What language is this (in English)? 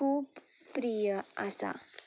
Konkani